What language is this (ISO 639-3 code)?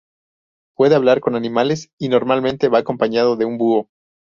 spa